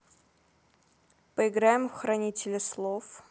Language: Russian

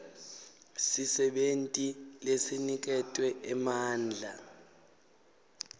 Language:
Swati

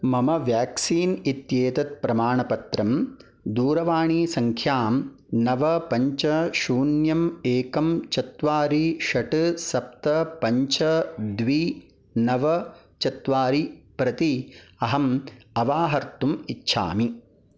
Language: Sanskrit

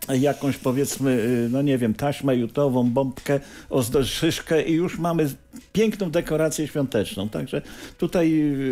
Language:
Polish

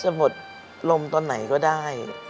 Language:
Thai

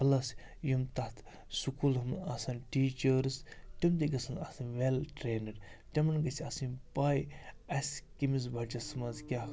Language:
Kashmiri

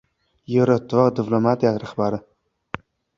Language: Uzbek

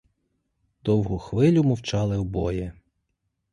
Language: Ukrainian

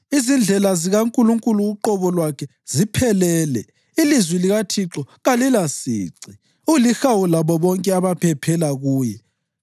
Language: North Ndebele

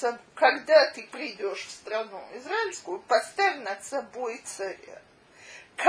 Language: Russian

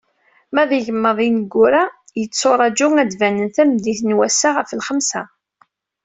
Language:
Kabyle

